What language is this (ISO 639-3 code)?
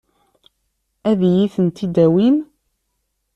kab